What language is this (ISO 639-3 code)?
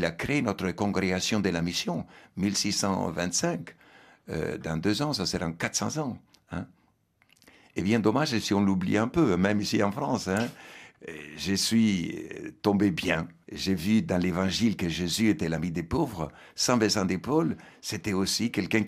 fra